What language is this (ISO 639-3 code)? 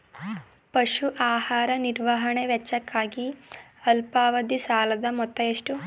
kan